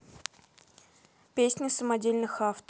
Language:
Russian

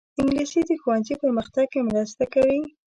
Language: Pashto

